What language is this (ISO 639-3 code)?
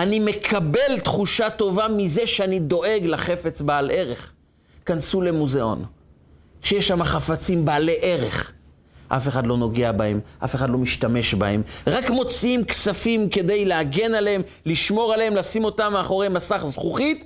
heb